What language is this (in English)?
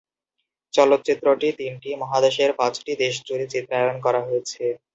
Bangla